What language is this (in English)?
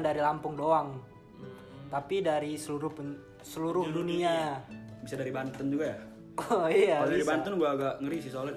Indonesian